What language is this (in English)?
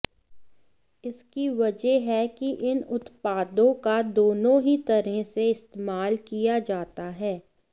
Hindi